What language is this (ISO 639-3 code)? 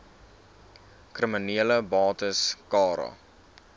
afr